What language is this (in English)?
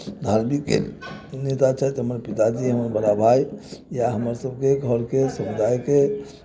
Maithili